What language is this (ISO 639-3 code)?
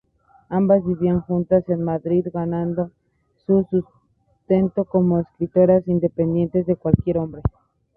spa